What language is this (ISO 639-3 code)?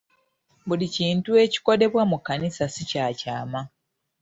lug